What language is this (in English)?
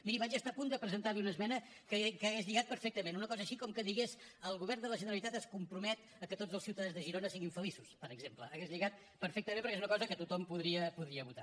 Catalan